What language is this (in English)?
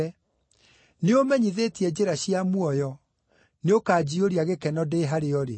Kikuyu